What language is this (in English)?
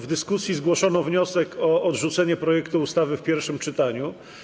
Polish